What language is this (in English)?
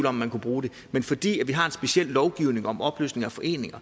Danish